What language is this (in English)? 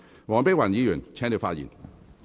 Cantonese